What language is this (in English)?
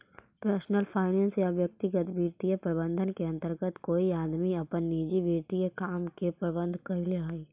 Magahi